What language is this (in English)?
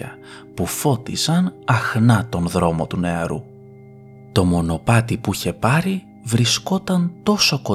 Greek